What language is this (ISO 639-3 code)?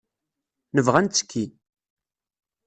kab